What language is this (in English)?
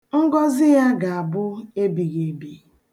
Igbo